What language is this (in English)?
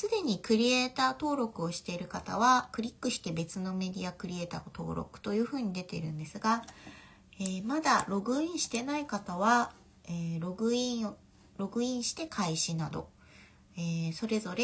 Japanese